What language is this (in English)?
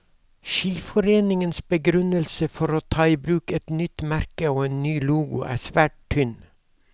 Norwegian